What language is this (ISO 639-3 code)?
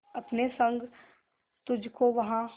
hin